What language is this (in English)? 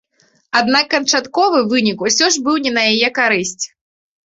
Belarusian